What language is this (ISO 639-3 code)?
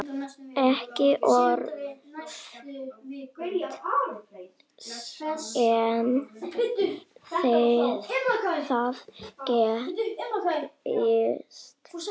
isl